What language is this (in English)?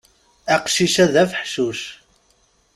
Kabyle